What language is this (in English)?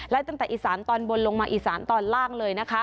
Thai